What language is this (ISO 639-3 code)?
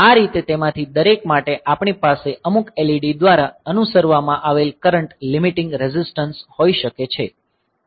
guj